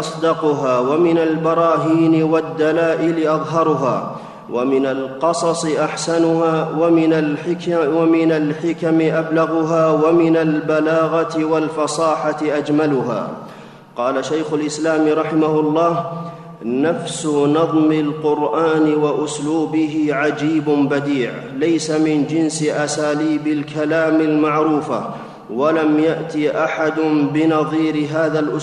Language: Arabic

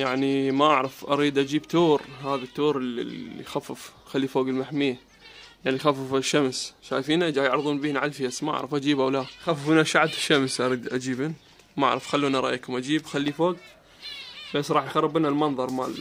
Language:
Arabic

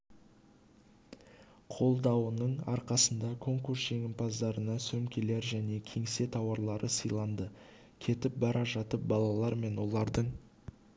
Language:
Kazakh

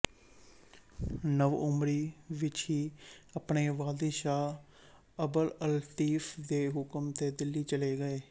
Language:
Punjabi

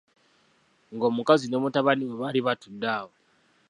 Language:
Ganda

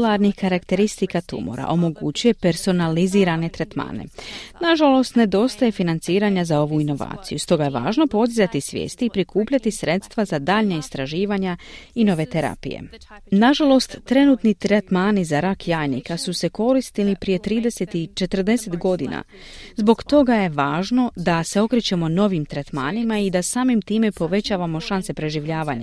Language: Croatian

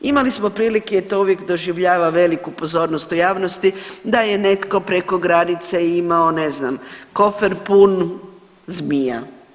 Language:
Croatian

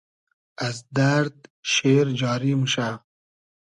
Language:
Hazaragi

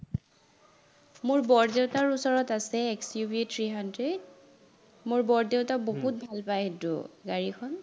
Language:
Assamese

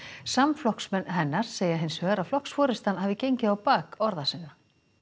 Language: Icelandic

